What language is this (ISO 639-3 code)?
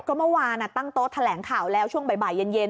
tha